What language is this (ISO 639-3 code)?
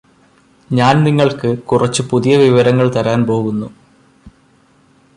mal